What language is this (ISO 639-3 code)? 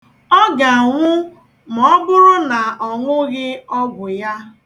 ibo